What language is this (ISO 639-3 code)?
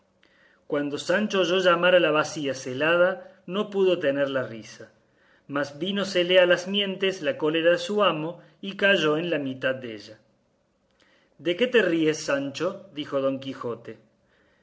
spa